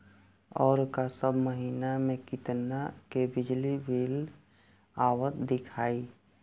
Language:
Bhojpuri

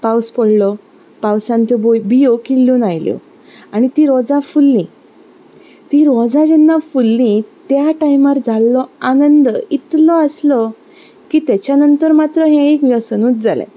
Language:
Konkani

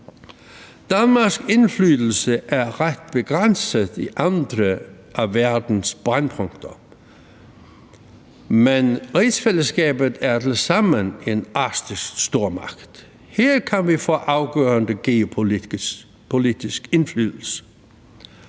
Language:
Danish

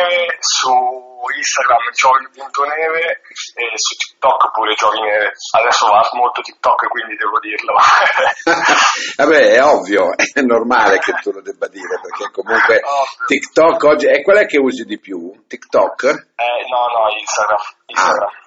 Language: Italian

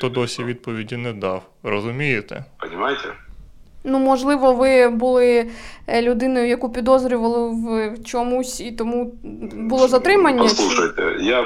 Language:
Ukrainian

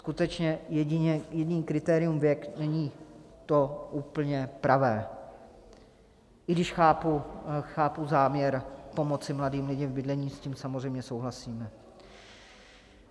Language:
Czech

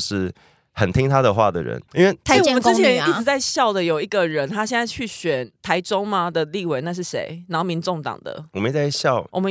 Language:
Chinese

